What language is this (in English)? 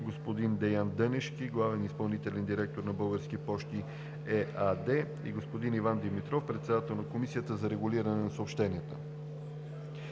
Bulgarian